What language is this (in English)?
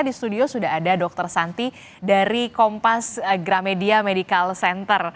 Indonesian